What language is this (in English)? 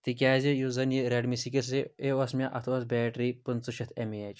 Kashmiri